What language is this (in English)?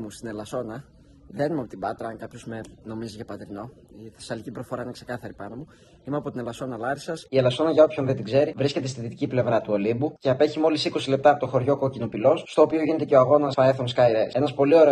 Greek